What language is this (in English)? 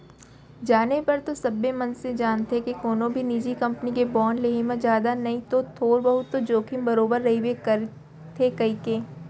Chhattisgarhi